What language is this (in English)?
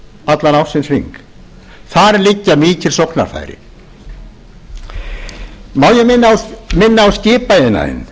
Icelandic